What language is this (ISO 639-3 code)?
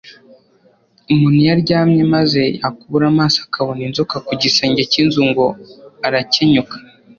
kin